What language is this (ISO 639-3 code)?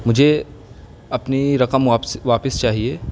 urd